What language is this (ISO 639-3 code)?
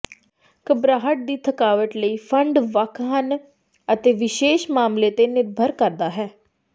pan